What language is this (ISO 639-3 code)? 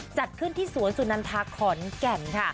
tha